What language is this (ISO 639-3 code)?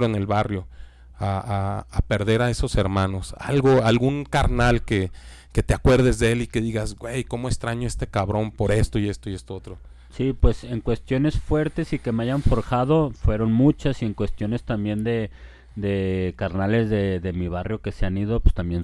spa